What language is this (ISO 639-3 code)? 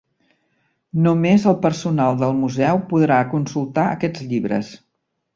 cat